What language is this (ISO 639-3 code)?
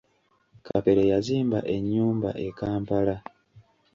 lug